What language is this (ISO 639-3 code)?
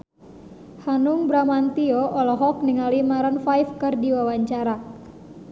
sun